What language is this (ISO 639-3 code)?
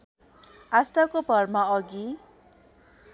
nep